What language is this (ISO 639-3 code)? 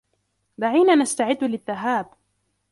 ara